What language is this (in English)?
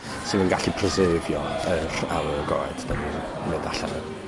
Welsh